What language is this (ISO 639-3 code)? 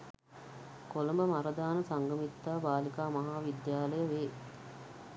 sin